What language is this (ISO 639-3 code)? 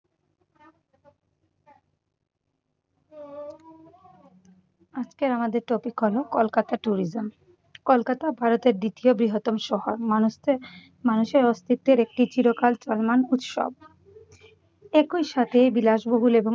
ben